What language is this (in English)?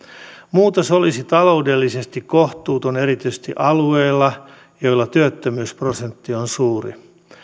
Finnish